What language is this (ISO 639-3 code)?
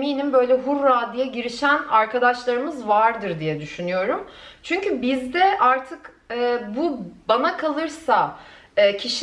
tur